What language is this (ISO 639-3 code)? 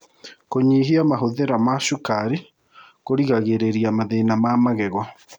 kik